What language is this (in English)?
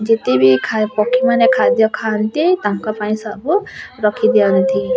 Odia